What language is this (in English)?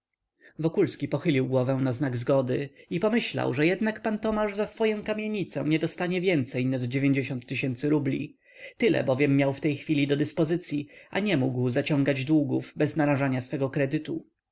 Polish